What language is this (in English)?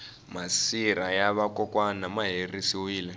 Tsonga